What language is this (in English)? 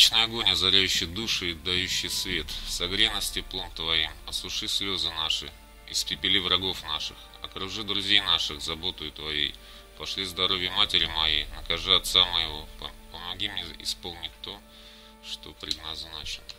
Russian